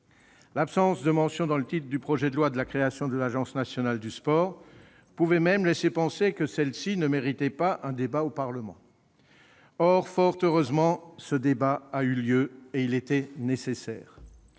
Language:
French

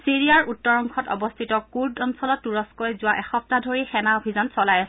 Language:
Assamese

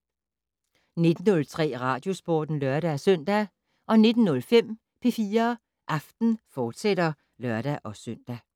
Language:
Danish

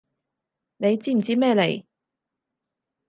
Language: Cantonese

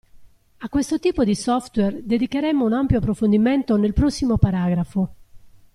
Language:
Italian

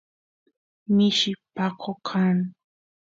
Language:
Santiago del Estero Quichua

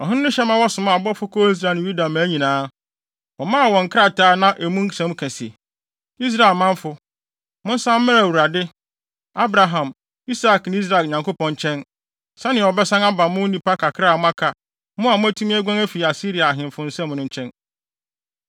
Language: Akan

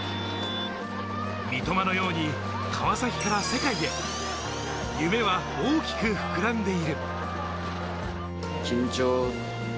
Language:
Japanese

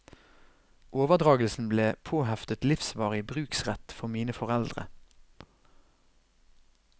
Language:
Norwegian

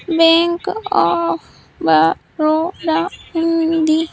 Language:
Telugu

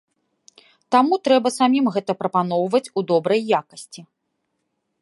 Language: Belarusian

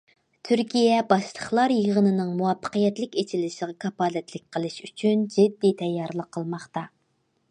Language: Uyghur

